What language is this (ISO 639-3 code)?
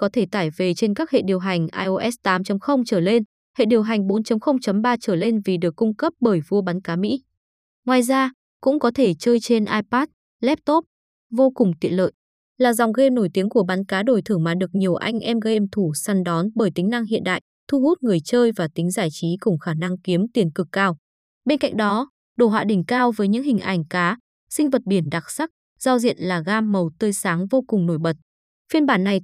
vie